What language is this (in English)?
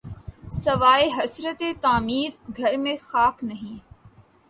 Urdu